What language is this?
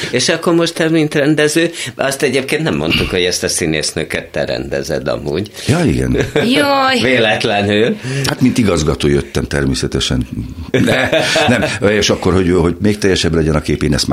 Hungarian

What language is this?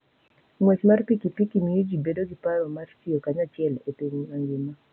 Luo (Kenya and Tanzania)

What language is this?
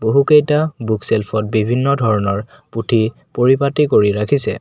Assamese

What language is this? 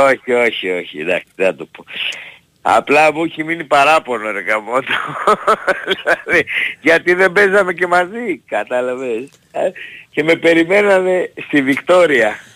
Greek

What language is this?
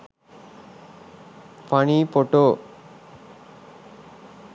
Sinhala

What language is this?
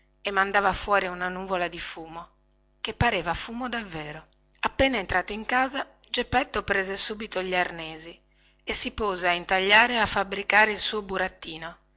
Italian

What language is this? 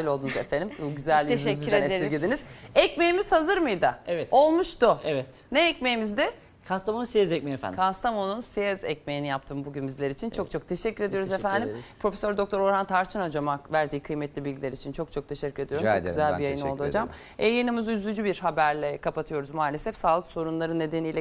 Turkish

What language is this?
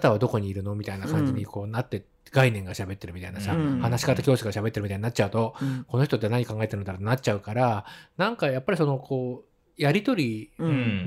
Japanese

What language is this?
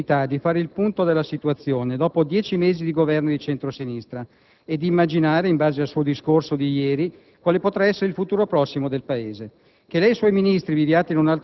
Italian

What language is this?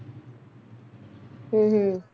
Punjabi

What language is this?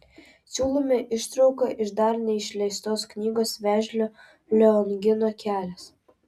Lithuanian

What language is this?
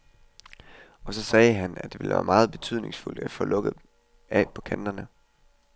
Danish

